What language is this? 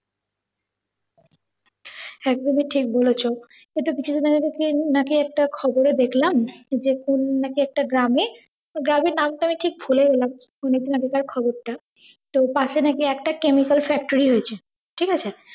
Bangla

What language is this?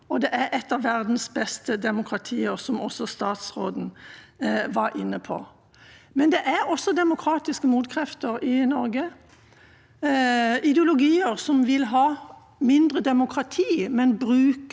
Norwegian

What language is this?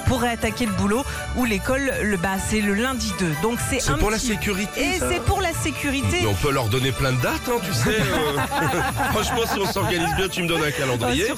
French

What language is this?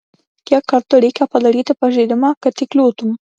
Lithuanian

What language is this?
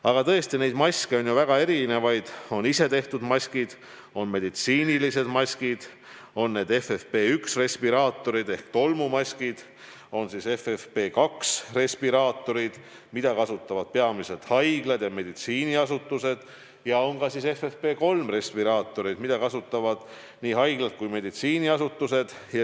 Estonian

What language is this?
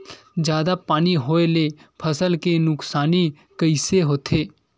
Chhattisgarhi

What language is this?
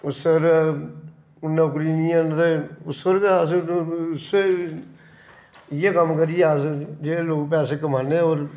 Dogri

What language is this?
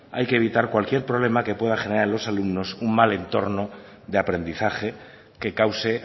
Spanish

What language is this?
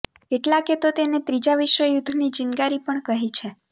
Gujarati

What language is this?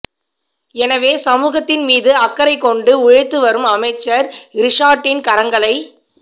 Tamil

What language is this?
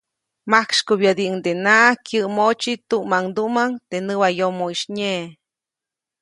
Copainalá Zoque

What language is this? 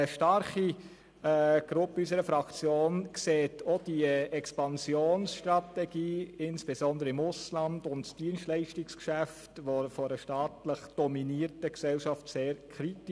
Swiss German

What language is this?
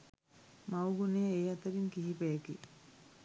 Sinhala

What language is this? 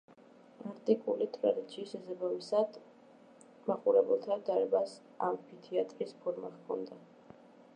Georgian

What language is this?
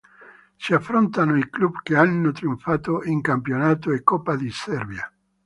Italian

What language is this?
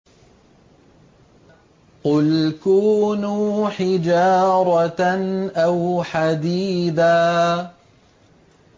Arabic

